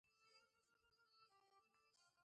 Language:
Pashto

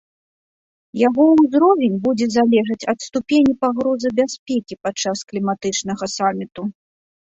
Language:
Belarusian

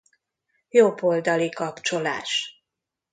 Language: Hungarian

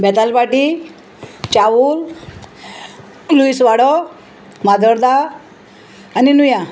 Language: Konkani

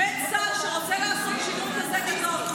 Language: Hebrew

